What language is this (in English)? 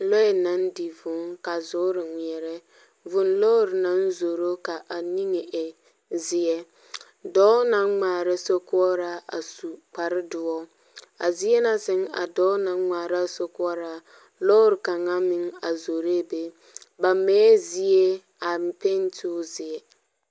Southern Dagaare